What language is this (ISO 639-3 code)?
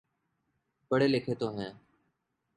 urd